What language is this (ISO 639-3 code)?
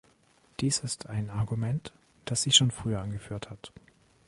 deu